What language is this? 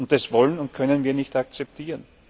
German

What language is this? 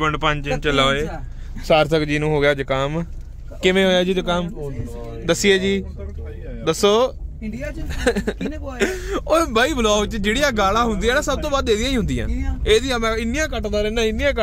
Hindi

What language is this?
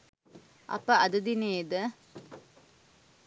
Sinhala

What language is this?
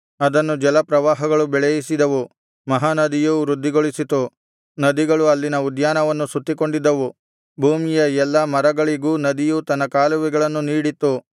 Kannada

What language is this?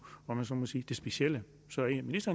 Danish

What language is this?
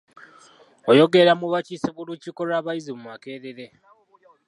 Ganda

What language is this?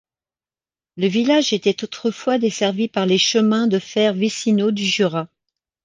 French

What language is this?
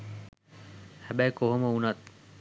Sinhala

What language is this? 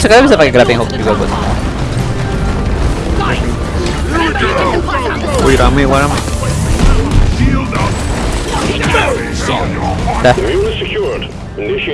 Indonesian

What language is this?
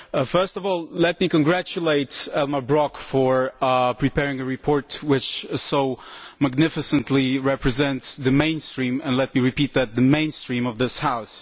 English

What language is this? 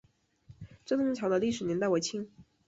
Chinese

